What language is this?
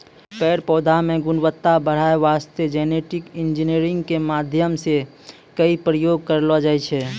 Maithili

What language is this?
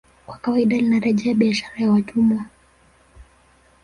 Swahili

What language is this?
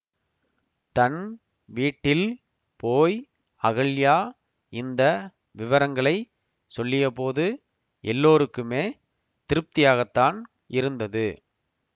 Tamil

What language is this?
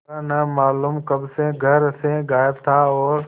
Hindi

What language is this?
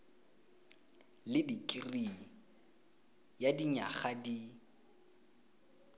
Tswana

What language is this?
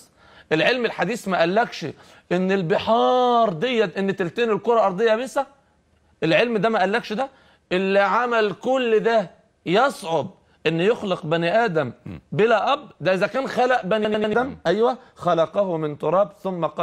Arabic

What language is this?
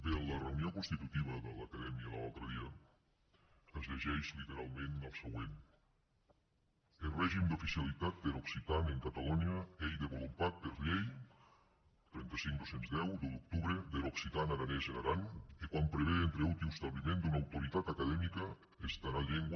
Catalan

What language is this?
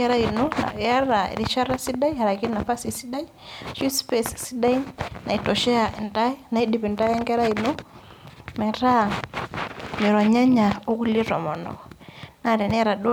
Masai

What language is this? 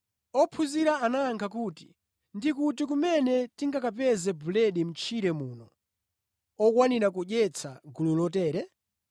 Nyanja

